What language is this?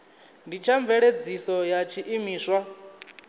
Venda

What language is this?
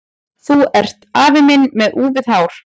Icelandic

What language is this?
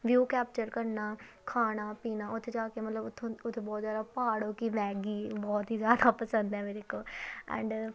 Punjabi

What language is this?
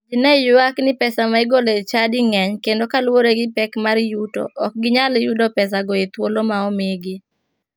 Luo (Kenya and Tanzania)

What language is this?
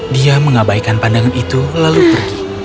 Indonesian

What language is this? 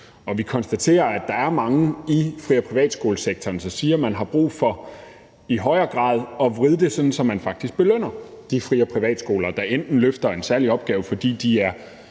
Danish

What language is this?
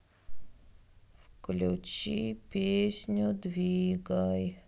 Russian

